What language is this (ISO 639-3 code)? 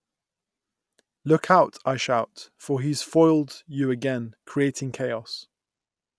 eng